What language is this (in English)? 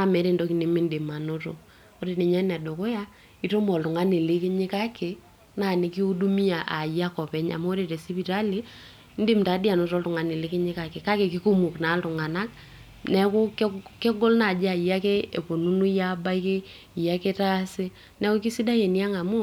Masai